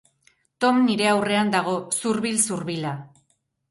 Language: Basque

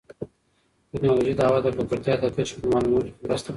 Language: Pashto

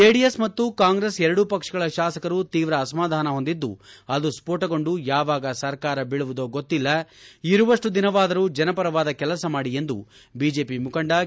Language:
Kannada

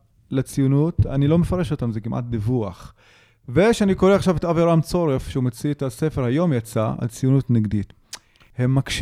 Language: Hebrew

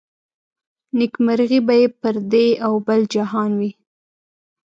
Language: Pashto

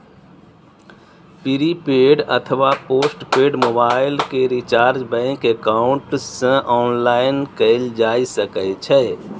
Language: Maithili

